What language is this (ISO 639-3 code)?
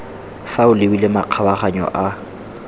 tsn